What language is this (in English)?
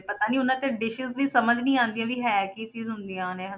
Punjabi